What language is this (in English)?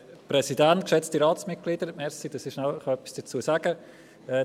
Swiss German